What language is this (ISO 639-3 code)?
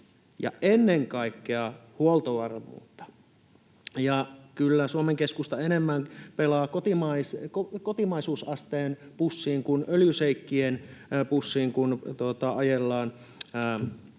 fin